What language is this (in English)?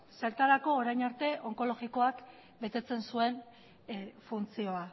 Basque